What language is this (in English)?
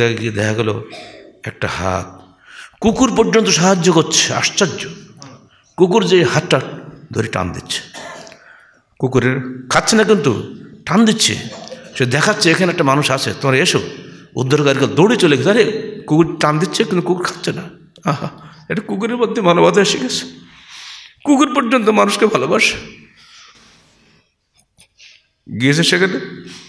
Arabic